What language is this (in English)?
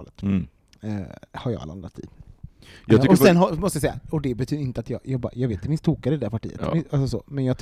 Swedish